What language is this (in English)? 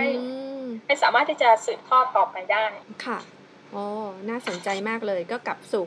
Thai